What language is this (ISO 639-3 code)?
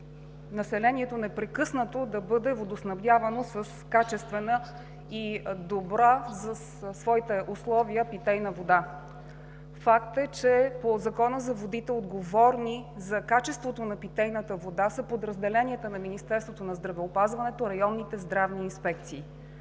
bul